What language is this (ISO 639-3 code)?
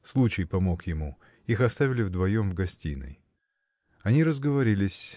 rus